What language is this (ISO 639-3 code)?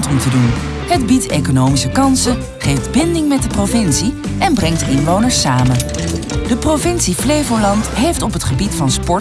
nld